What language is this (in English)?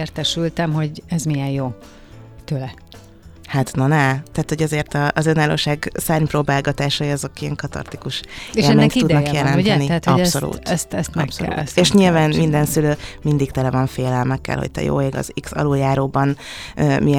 Hungarian